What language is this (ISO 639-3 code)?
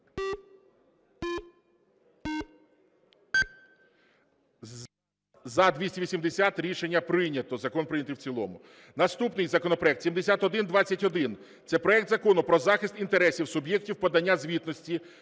ukr